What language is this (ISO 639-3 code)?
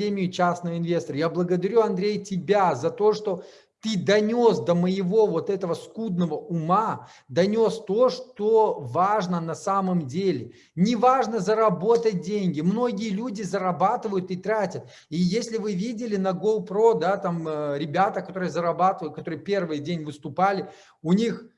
rus